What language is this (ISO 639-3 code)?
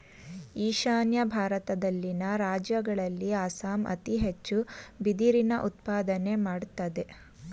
kan